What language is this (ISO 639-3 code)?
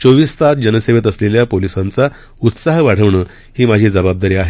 mar